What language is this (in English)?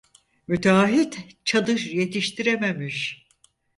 Turkish